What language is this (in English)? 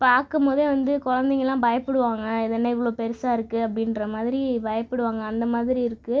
Tamil